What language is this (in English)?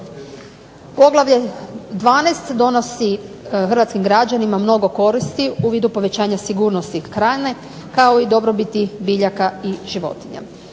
Croatian